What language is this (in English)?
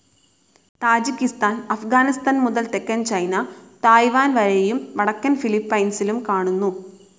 Malayalam